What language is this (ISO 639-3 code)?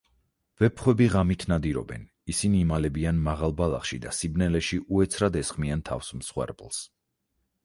kat